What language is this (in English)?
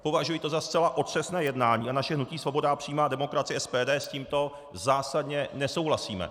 Czech